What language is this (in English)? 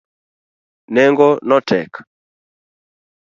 Luo (Kenya and Tanzania)